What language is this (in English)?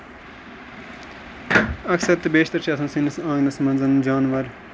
Kashmiri